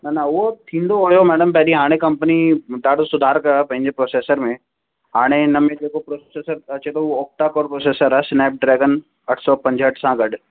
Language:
Sindhi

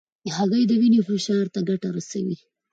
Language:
Pashto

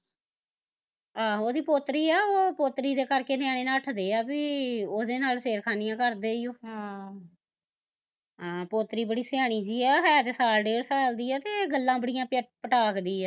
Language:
Punjabi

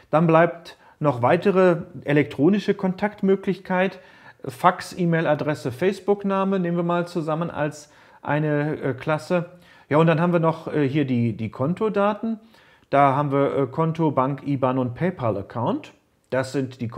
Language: German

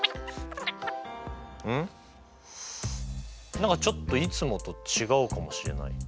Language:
Japanese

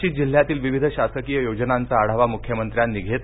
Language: Marathi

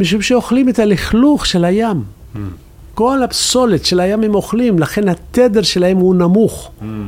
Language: Hebrew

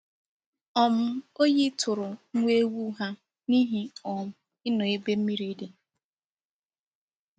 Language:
Igbo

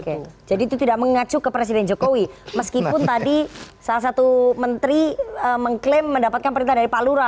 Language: Indonesian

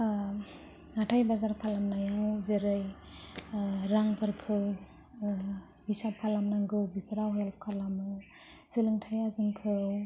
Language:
Bodo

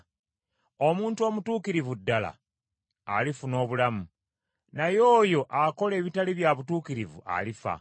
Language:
Ganda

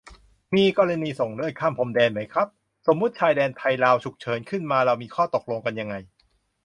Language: Thai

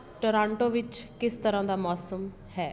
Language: Punjabi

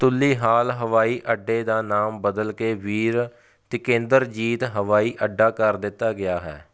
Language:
Punjabi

